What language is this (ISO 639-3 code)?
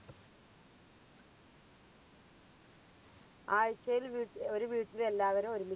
mal